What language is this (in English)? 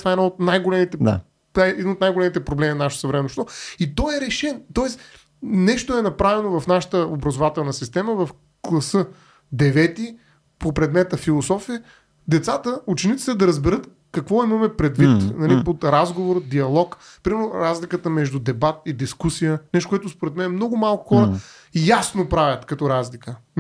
Bulgarian